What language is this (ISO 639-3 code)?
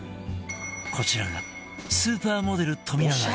jpn